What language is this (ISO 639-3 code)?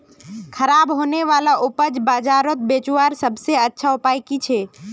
mag